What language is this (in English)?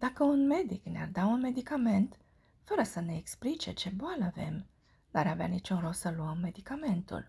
Romanian